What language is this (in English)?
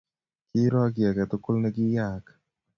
Kalenjin